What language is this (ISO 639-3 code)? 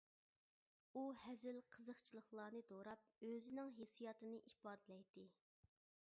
uig